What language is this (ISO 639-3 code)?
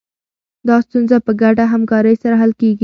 pus